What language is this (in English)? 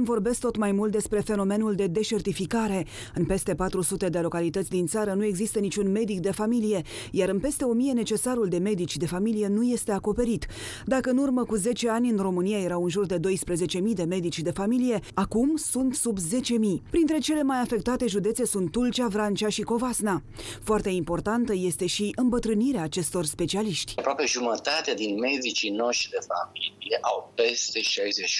Romanian